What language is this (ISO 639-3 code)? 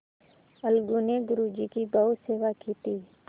hin